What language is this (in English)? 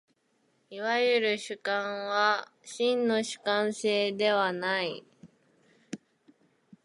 Japanese